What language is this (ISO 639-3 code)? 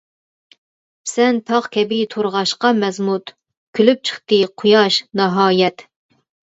uig